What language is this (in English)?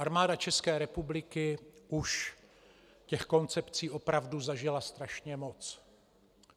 Czech